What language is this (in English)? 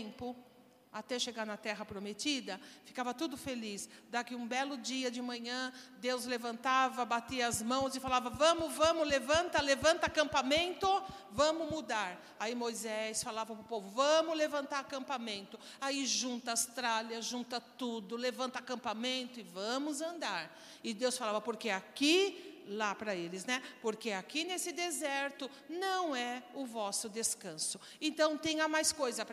Portuguese